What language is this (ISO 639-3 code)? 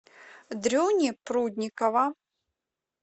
rus